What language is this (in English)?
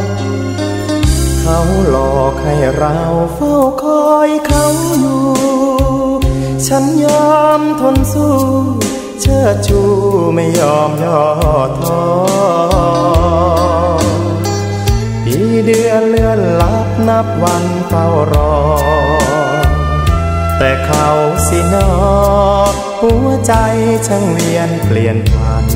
Thai